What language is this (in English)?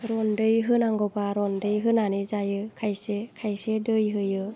Bodo